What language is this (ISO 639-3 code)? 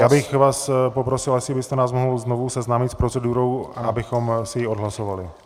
ces